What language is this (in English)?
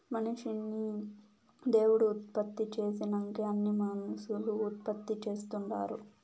Telugu